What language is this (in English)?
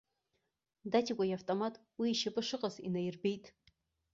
Abkhazian